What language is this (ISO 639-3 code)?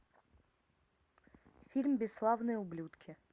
rus